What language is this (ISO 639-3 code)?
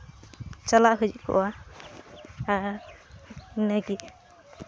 sat